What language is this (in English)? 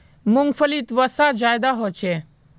Magahi